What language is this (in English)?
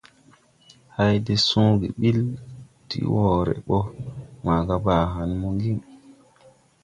Tupuri